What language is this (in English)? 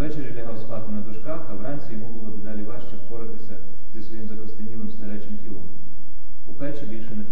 Ukrainian